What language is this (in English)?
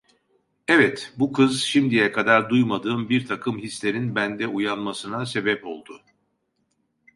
Turkish